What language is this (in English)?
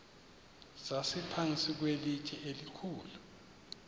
Xhosa